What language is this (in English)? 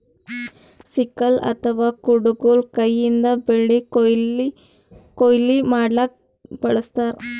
Kannada